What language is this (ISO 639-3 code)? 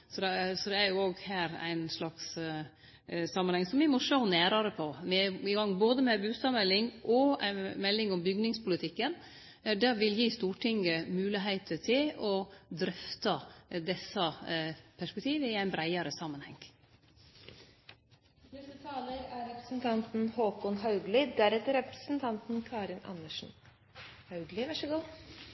nor